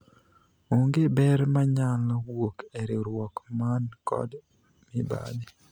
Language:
Luo (Kenya and Tanzania)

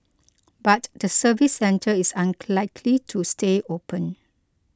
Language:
English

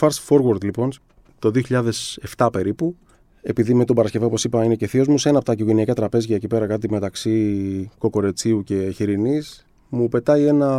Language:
Greek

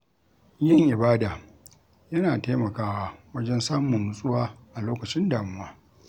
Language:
Hausa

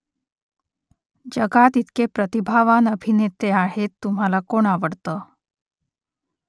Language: Marathi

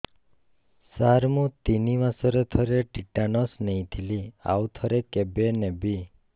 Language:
Odia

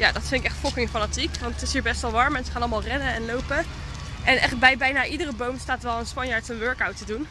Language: Dutch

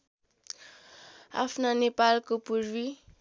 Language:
Nepali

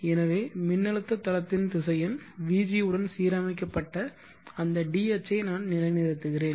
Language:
Tamil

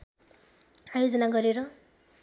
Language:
Nepali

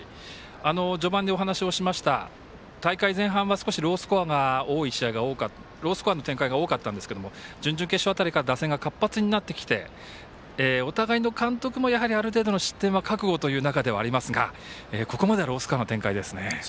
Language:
Japanese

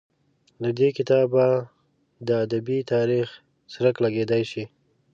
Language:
Pashto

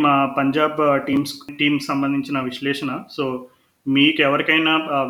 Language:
Telugu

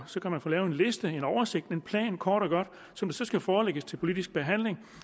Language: Danish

